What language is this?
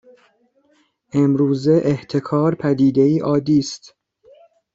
Persian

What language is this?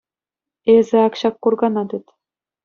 Chuvash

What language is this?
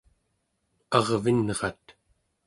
Central Yupik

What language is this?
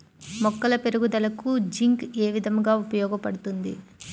Telugu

